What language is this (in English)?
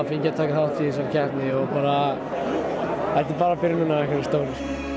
Icelandic